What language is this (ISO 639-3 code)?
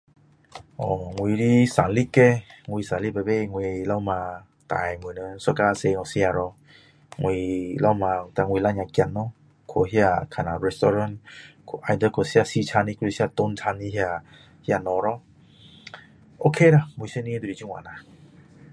cdo